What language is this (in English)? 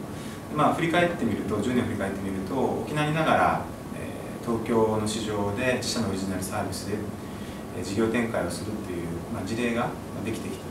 Japanese